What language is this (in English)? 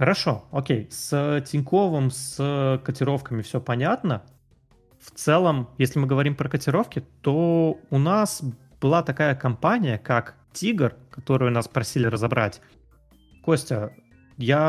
Russian